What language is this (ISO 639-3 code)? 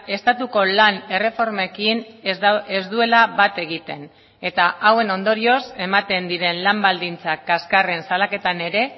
eus